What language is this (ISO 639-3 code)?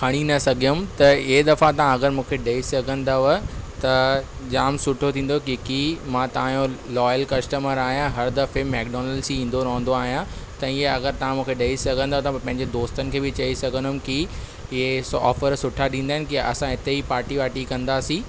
snd